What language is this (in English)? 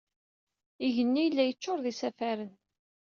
Kabyle